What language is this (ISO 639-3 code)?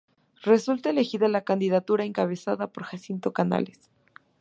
spa